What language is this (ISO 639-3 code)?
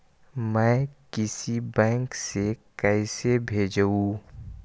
mag